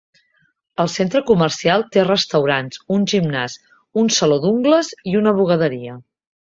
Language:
Catalan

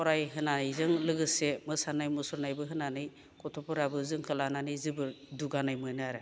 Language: Bodo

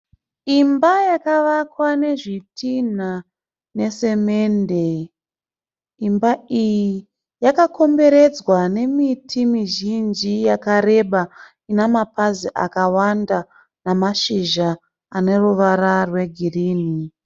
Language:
Shona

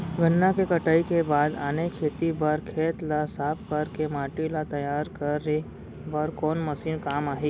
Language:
Chhattisgarhi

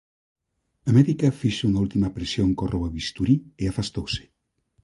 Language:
Galician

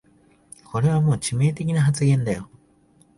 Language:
Japanese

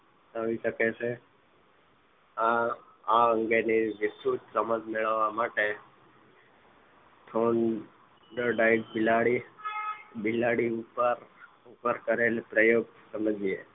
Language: Gujarati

